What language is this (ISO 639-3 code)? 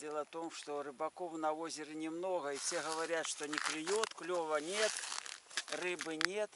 rus